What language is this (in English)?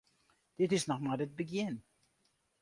Western Frisian